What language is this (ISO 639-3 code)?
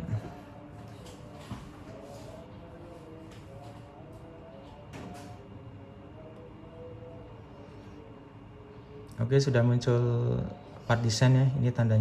ind